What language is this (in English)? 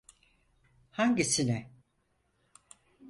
Turkish